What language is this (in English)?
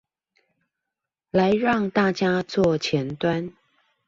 Chinese